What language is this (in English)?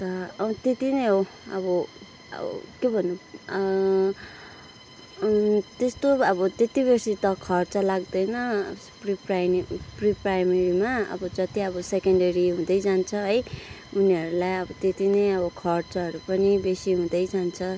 Nepali